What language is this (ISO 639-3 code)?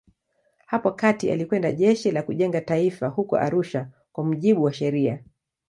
swa